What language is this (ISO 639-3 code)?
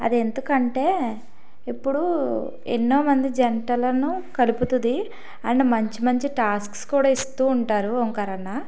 tel